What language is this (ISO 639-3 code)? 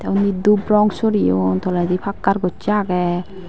ccp